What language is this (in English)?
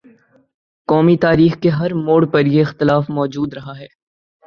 Urdu